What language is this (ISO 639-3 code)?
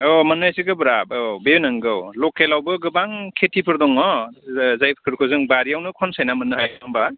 brx